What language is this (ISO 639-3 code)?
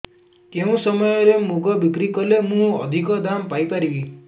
ori